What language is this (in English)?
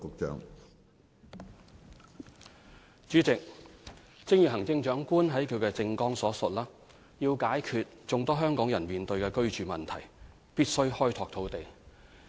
Cantonese